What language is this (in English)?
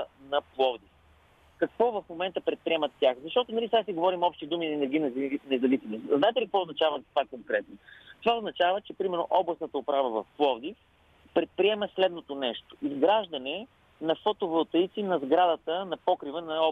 Bulgarian